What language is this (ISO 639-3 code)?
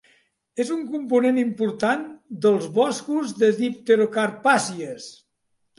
cat